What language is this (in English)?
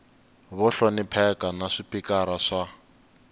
Tsonga